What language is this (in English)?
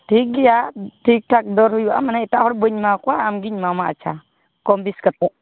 Santali